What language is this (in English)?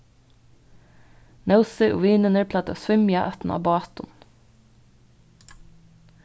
Faroese